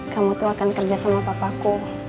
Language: Indonesian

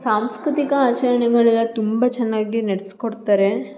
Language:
Kannada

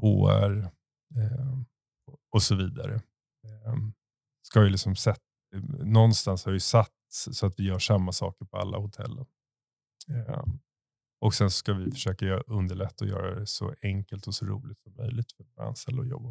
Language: Swedish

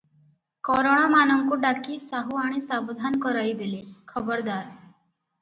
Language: Odia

